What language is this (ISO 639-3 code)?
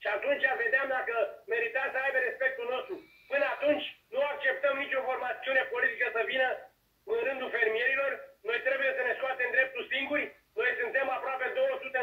ron